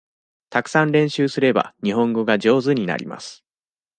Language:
Japanese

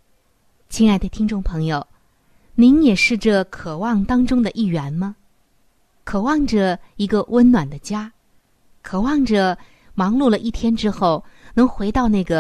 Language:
Chinese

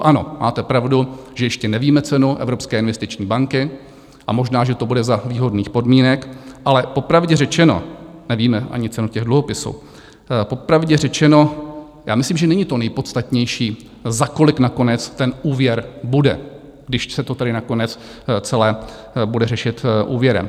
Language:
Czech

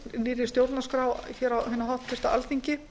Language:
Icelandic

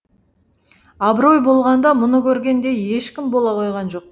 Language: Kazakh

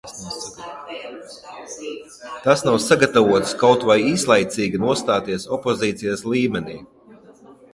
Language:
Latvian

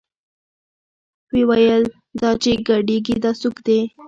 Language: Pashto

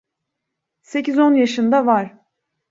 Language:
Turkish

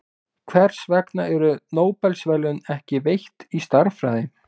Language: Icelandic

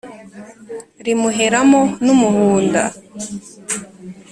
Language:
Kinyarwanda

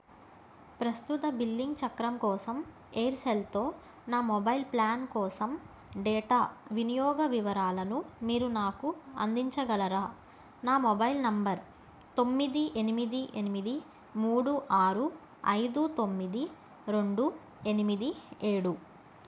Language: Telugu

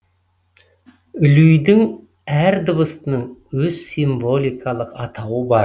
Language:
Kazakh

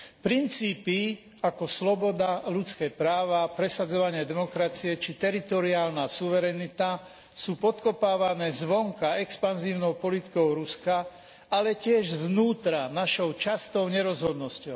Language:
Slovak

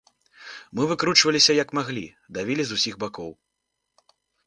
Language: Belarusian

